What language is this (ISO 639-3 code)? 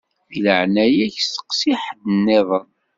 kab